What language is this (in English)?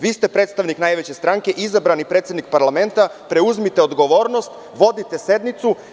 Serbian